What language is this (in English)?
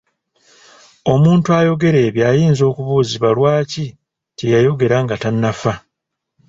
Ganda